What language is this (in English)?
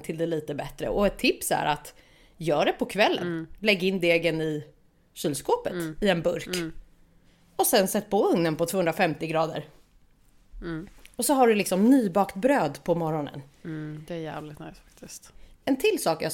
Swedish